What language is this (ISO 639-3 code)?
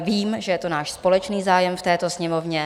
ces